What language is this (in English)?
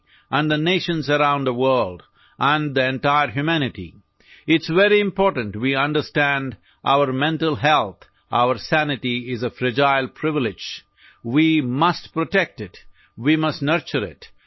Urdu